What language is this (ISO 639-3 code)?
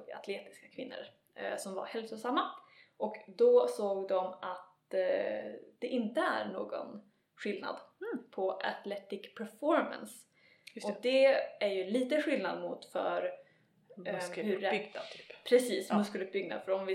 swe